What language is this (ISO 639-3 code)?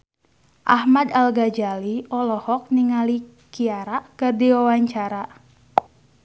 sun